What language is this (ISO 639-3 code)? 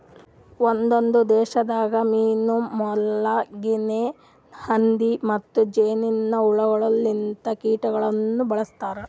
kan